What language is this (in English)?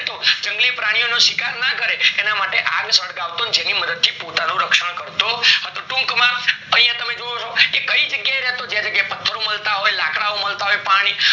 Gujarati